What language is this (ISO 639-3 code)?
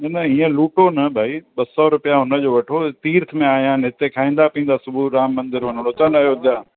snd